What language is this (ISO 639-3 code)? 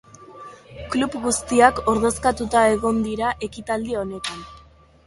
eus